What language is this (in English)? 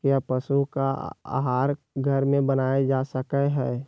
Magahi